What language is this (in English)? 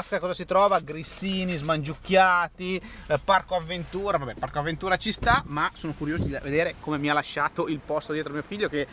Italian